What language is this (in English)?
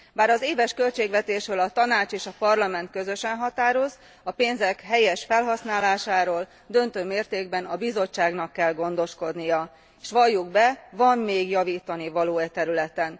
Hungarian